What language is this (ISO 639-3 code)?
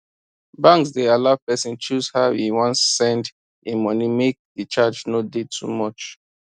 pcm